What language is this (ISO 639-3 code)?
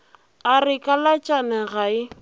nso